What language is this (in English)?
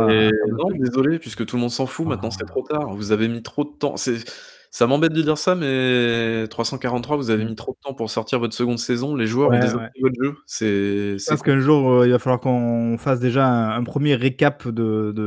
French